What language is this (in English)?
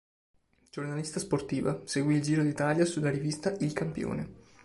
Italian